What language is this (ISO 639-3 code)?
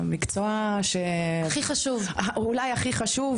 heb